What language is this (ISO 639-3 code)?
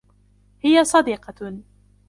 ara